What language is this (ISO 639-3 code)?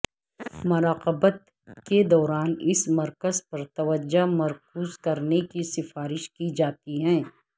urd